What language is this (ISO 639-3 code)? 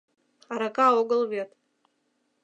chm